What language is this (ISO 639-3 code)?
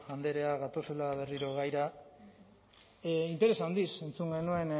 eus